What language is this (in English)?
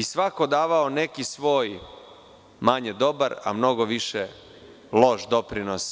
Serbian